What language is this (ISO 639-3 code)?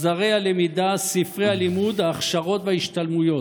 heb